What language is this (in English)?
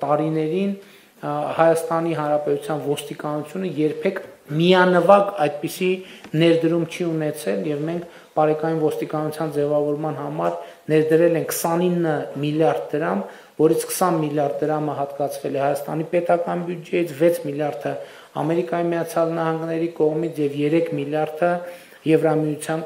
Romanian